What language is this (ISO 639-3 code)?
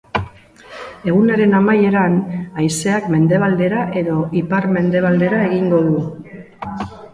eus